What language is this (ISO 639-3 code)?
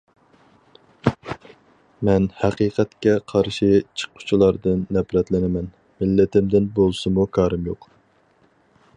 uig